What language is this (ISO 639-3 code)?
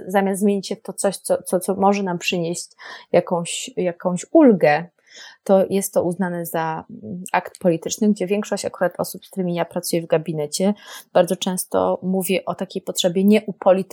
pol